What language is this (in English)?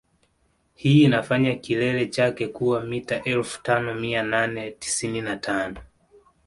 Swahili